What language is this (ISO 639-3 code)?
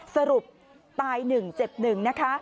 tha